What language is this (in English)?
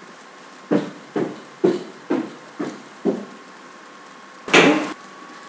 Swedish